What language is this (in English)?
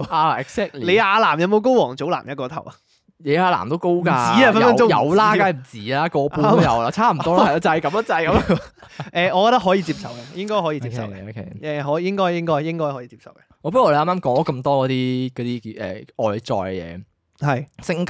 Chinese